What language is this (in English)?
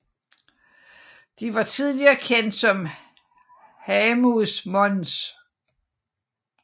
Danish